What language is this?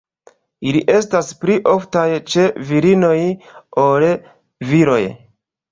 Esperanto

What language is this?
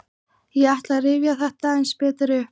Icelandic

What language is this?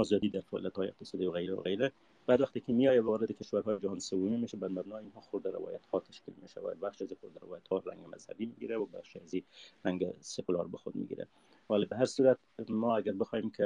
Persian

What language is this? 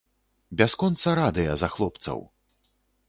Belarusian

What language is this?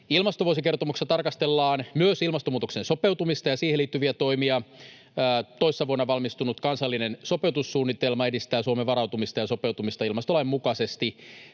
Finnish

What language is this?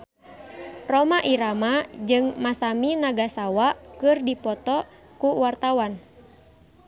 Sundanese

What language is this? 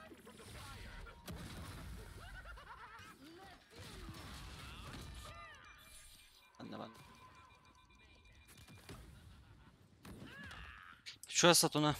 Turkish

